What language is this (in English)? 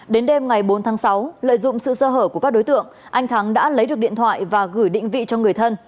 Vietnamese